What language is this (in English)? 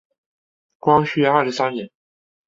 Chinese